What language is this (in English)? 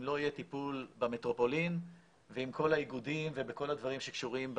Hebrew